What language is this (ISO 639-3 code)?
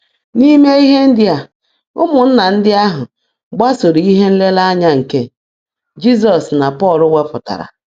ibo